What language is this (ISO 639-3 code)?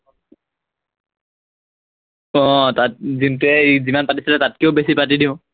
asm